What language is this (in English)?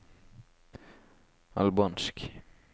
Norwegian